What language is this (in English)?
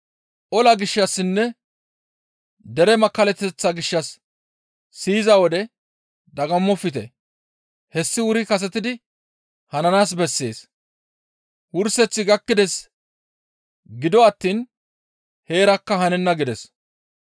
Gamo